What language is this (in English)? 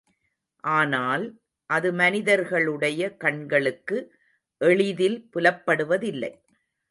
Tamil